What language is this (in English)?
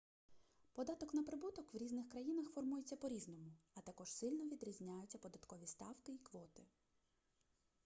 Ukrainian